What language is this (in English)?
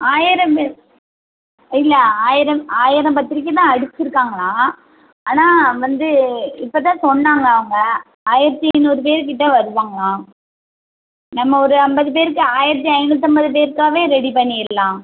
Tamil